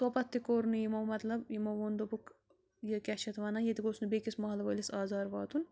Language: Kashmiri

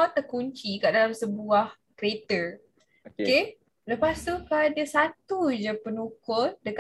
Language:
Malay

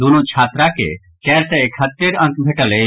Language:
Maithili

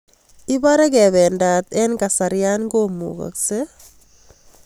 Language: Kalenjin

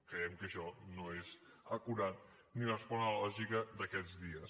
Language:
Catalan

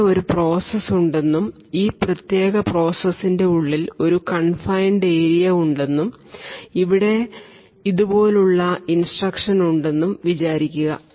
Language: Malayalam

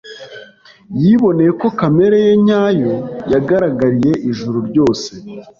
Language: Kinyarwanda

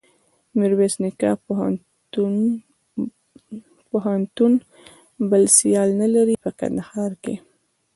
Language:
Pashto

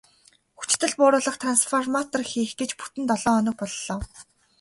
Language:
Mongolian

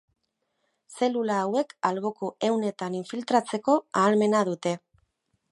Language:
Basque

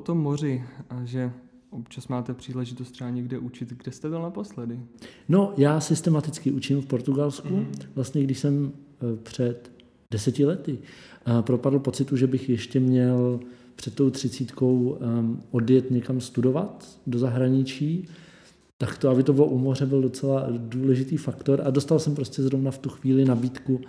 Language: Czech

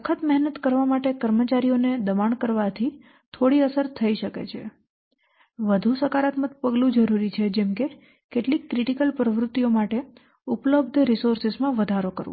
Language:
Gujarati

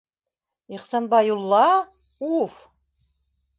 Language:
Bashkir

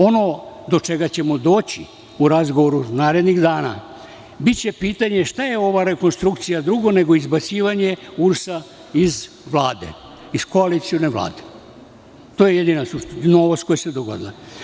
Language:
Serbian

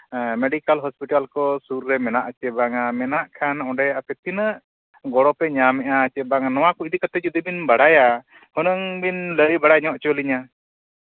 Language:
Santali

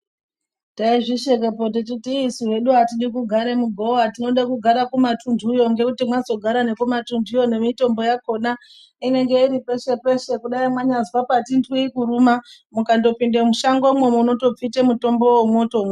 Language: Ndau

